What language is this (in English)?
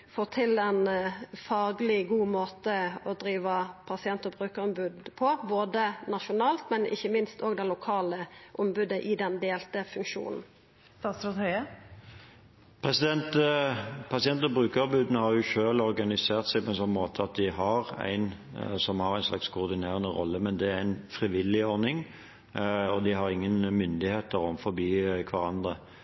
Norwegian